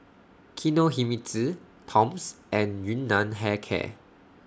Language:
English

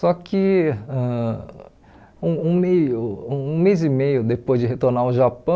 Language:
Portuguese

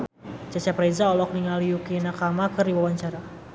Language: Sundanese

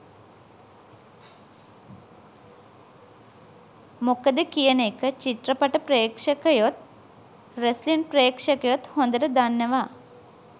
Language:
Sinhala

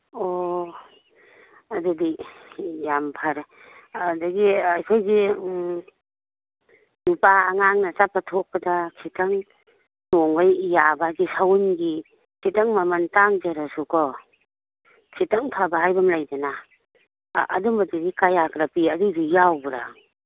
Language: Manipuri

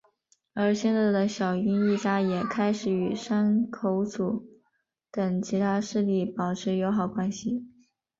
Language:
Chinese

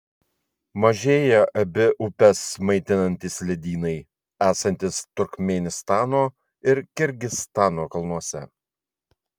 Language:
Lithuanian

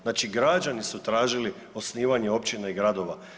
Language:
Croatian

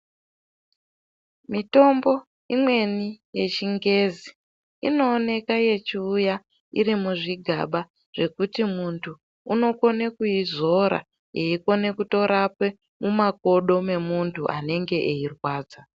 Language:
Ndau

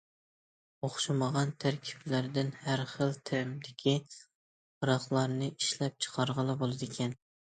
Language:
Uyghur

